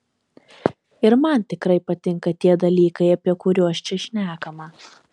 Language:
Lithuanian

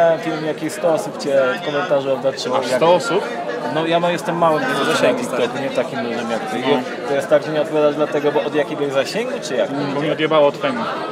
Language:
Polish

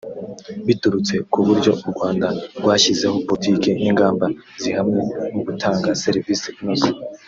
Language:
Kinyarwanda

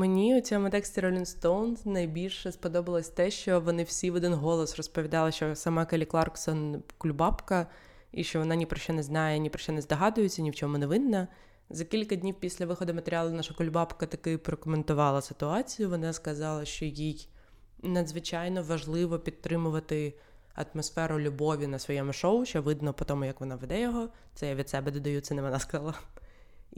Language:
Ukrainian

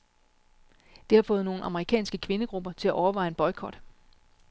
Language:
Danish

